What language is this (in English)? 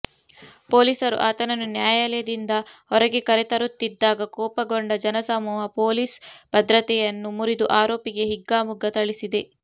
Kannada